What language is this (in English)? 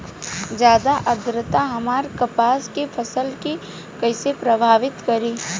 Bhojpuri